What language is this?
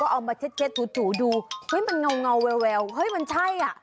Thai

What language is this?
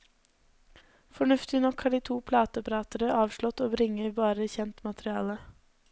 Norwegian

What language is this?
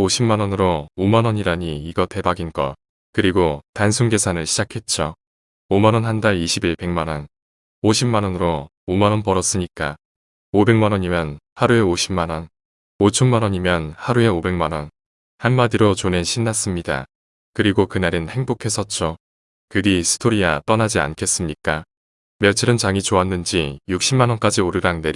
Korean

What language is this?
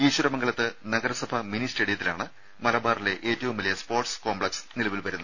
Malayalam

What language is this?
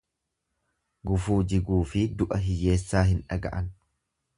Oromo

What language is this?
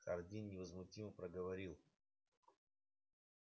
Russian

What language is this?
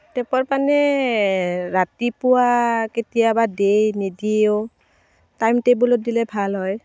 Assamese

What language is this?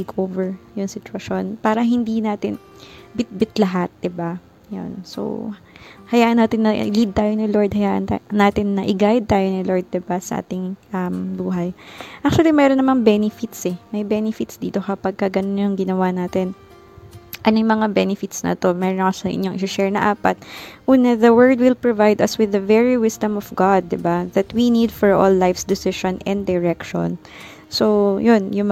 Filipino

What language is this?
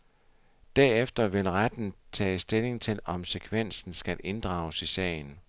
Danish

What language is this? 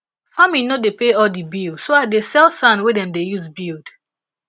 Nigerian Pidgin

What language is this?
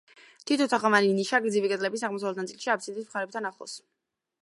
Georgian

